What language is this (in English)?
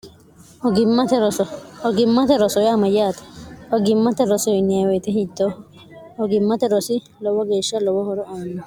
Sidamo